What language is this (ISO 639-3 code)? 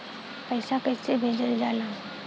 bho